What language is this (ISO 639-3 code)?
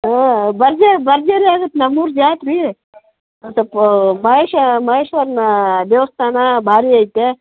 kan